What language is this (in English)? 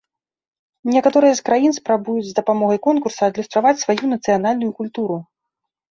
Belarusian